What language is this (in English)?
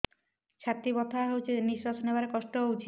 Odia